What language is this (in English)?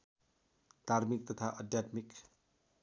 Nepali